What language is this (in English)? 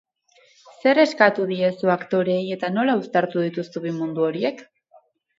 Basque